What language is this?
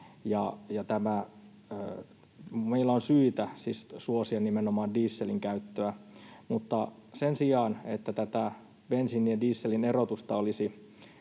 Finnish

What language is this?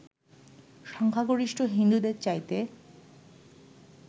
Bangla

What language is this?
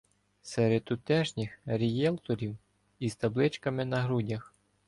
Ukrainian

